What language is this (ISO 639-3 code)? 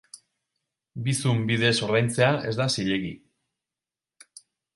eus